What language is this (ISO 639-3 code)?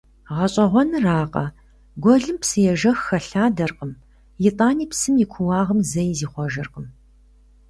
kbd